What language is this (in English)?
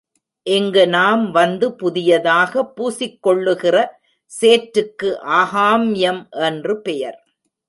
Tamil